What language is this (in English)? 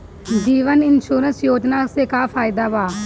Bhojpuri